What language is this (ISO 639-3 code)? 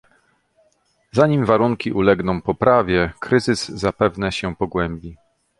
pol